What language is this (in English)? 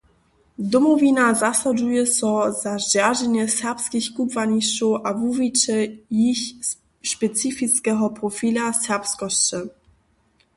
Upper Sorbian